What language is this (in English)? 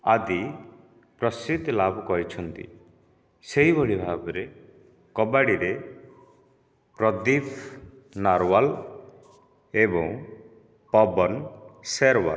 Odia